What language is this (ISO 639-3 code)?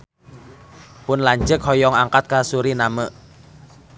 sun